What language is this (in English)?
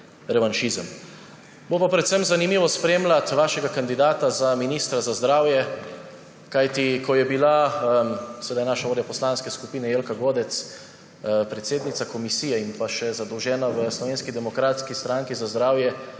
Slovenian